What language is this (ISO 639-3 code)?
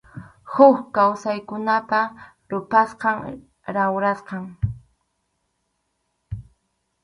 qxu